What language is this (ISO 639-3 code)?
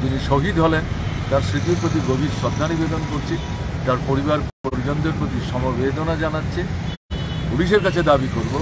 tur